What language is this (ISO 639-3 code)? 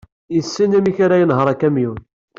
kab